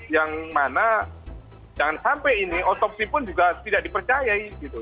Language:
Indonesian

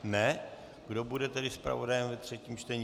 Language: Czech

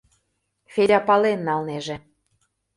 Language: Mari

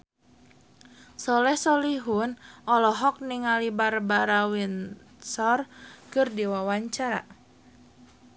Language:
Sundanese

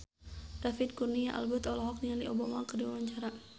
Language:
Sundanese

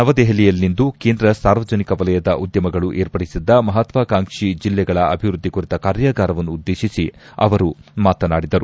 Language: Kannada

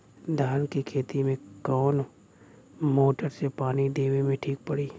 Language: Bhojpuri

